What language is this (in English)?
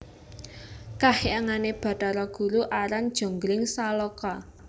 Javanese